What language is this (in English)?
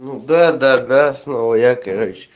Russian